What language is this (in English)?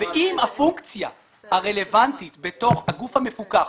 Hebrew